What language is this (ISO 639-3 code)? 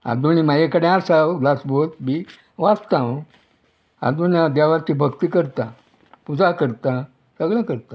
kok